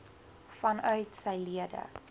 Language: Afrikaans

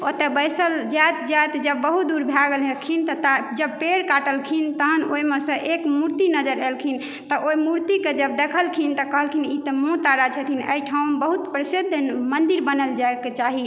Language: Maithili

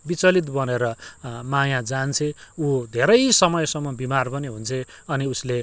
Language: Nepali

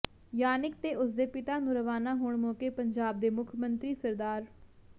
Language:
Punjabi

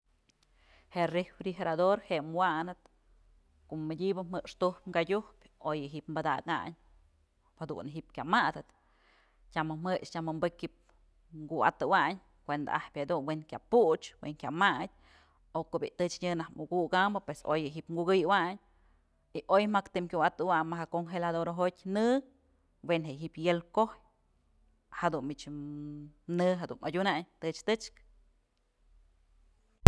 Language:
Mazatlán Mixe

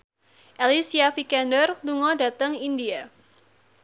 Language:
Javanese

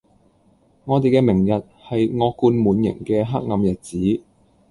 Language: Cantonese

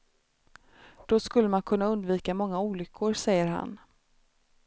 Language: Swedish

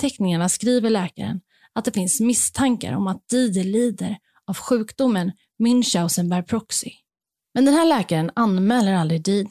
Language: Swedish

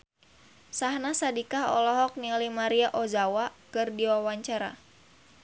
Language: Sundanese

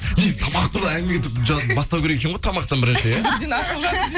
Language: Kazakh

